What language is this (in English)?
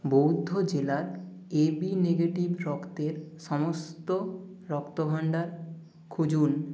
Bangla